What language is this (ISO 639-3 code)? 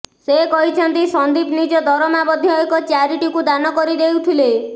ori